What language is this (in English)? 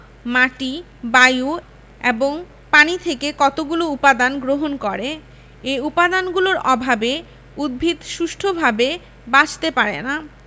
Bangla